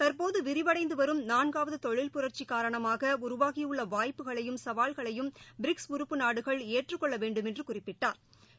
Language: Tamil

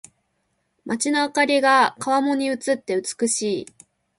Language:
Japanese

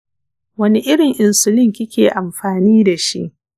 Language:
Hausa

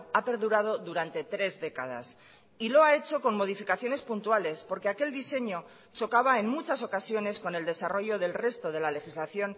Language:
Spanish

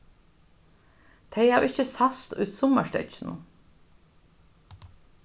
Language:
Faroese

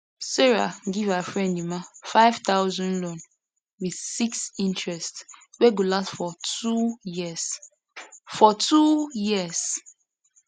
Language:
Nigerian Pidgin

